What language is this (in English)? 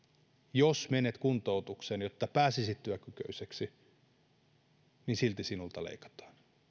Finnish